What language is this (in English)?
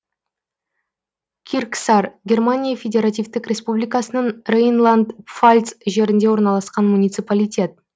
Kazakh